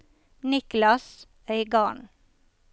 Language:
Norwegian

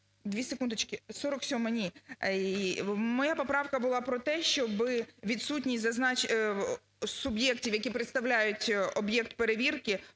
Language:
Ukrainian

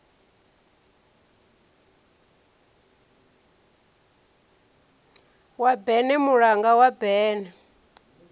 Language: Venda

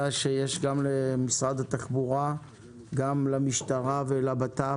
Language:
Hebrew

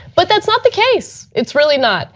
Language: English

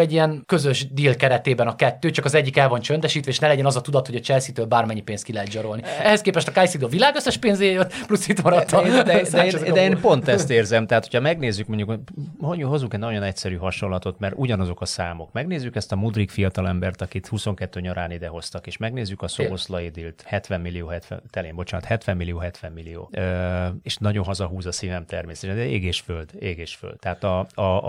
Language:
Hungarian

